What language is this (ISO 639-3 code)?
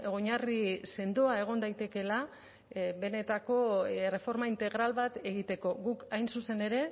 eus